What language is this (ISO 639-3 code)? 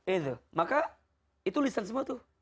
ind